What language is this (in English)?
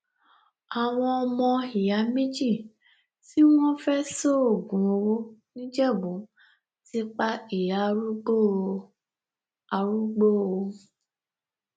Yoruba